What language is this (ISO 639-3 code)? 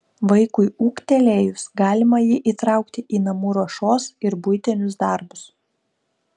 lit